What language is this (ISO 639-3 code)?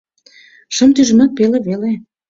chm